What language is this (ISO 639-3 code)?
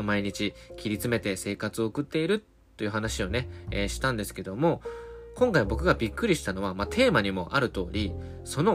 jpn